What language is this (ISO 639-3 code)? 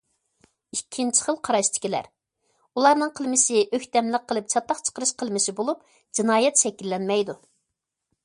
uig